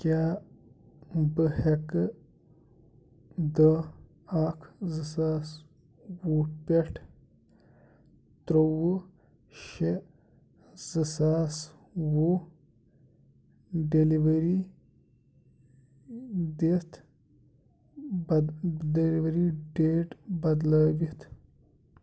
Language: Kashmiri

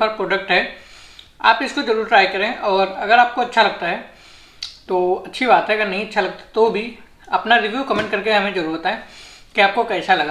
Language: Hindi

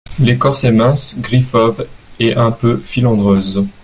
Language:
French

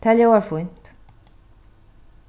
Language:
Faroese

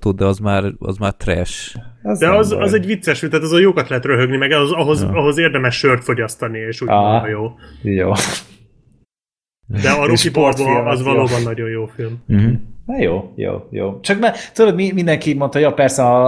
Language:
Hungarian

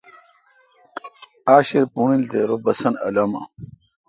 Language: Kalkoti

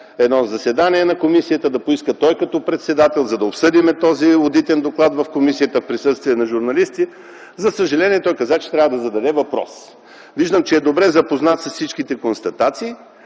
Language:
Bulgarian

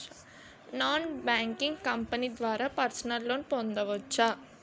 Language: Telugu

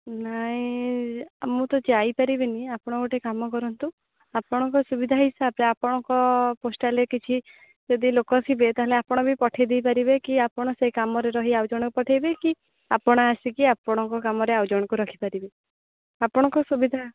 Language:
Odia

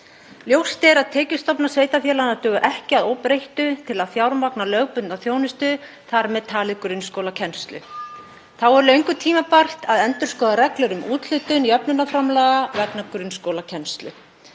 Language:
Icelandic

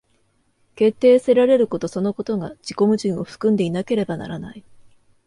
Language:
Japanese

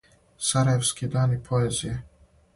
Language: Serbian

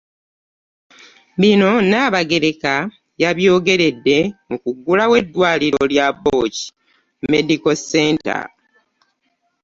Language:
Ganda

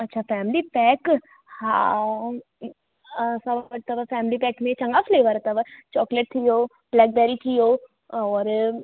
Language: Sindhi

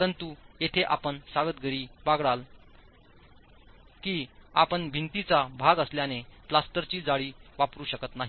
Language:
Marathi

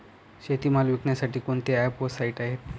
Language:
Marathi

